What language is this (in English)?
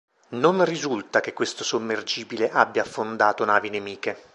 Italian